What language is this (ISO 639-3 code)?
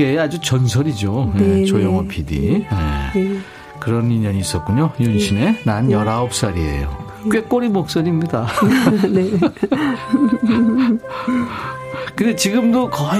kor